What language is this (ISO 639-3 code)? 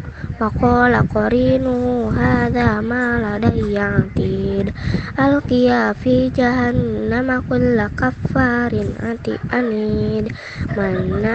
ind